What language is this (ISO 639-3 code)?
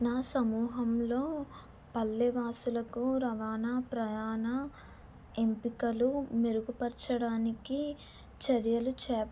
tel